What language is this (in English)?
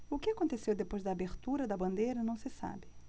Portuguese